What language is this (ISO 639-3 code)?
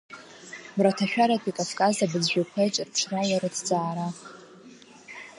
abk